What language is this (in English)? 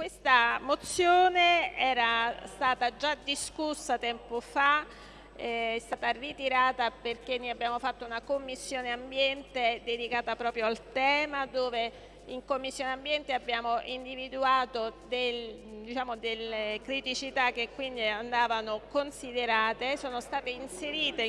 Italian